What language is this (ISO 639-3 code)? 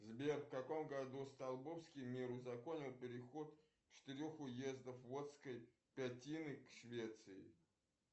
rus